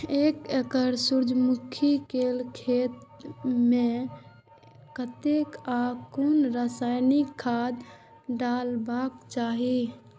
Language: Maithili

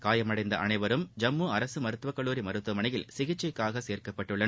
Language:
Tamil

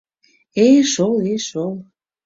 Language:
Mari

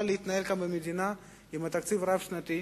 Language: Hebrew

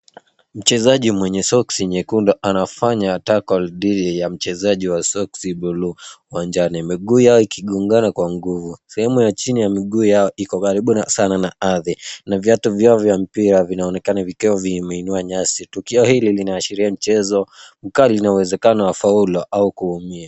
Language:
Swahili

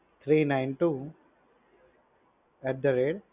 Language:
Gujarati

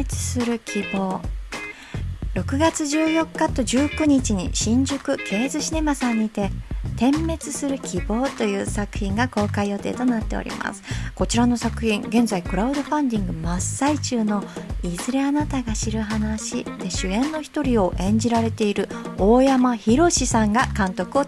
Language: Japanese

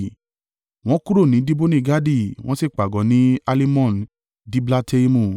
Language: Yoruba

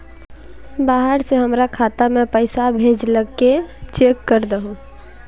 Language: Magahi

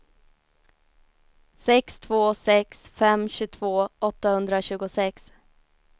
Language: Swedish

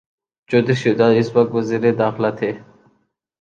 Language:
Urdu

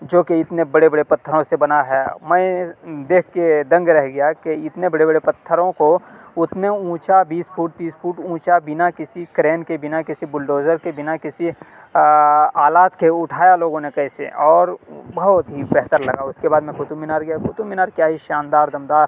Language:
Urdu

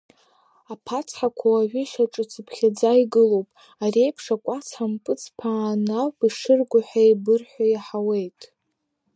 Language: Abkhazian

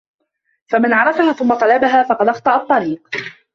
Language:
Arabic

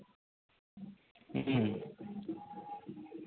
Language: Santali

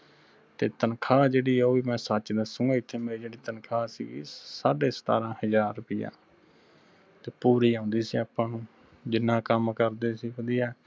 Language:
Punjabi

